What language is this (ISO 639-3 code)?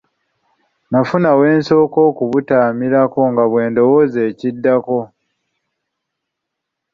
lug